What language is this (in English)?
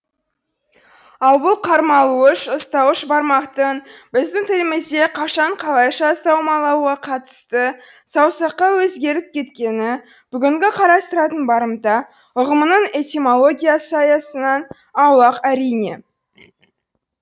Kazakh